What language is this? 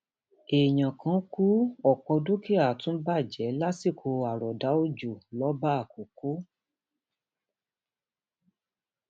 Yoruba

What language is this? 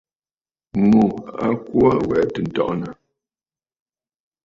Bafut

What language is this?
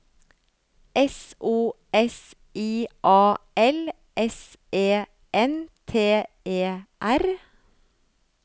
Norwegian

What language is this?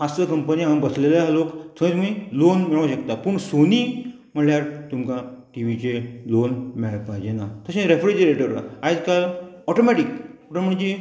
Konkani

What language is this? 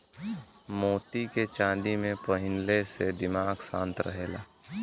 Bhojpuri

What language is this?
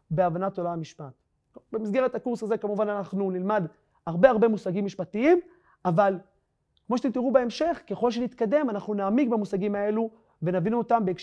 Hebrew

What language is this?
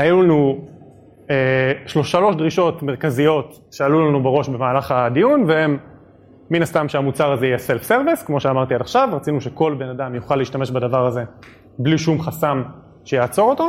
Hebrew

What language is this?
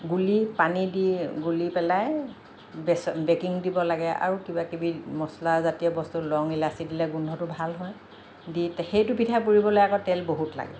Assamese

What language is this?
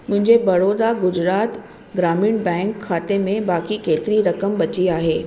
Sindhi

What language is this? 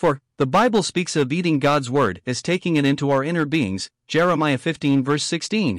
English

